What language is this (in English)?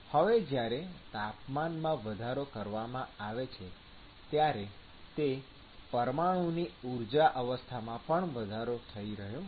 Gujarati